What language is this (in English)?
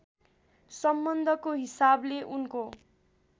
Nepali